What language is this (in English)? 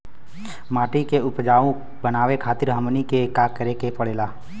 Bhojpuri